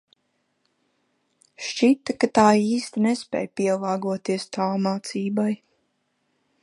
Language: Latvian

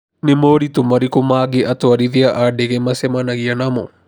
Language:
Kikuyu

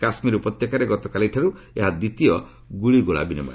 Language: Odia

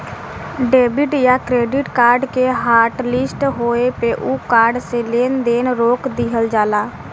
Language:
Bhojpuri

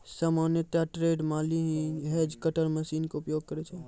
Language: Maithili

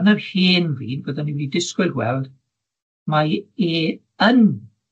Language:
Welsh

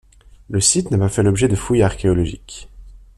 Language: French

